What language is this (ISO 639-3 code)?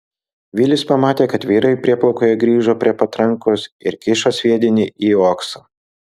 lit